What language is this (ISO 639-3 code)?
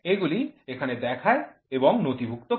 ben